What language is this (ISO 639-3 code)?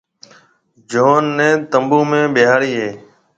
mve